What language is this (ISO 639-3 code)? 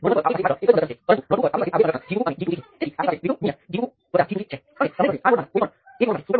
guj